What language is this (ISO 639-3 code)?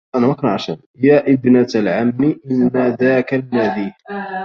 ara